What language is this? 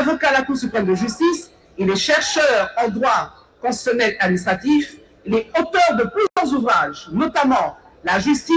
French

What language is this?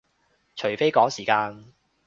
Cantonese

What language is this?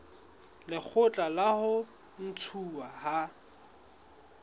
Southern Sotho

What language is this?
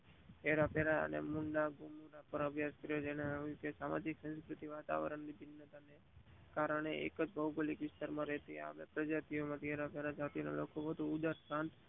Gujarati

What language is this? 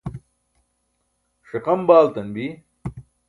Burushaski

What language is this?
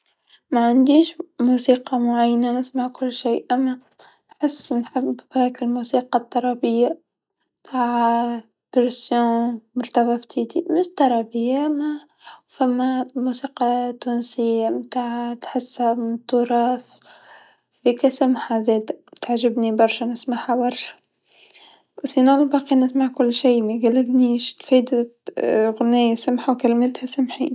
Tunisian Arabic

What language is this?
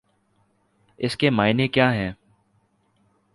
Urdu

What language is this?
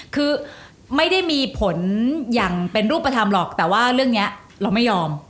Thai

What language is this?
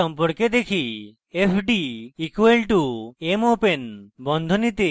Bangla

